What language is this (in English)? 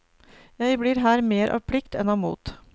Norwegian